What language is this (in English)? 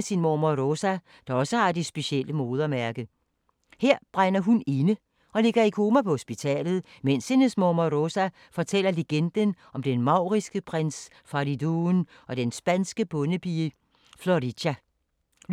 Danish